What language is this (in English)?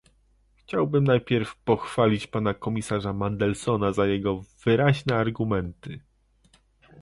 Polish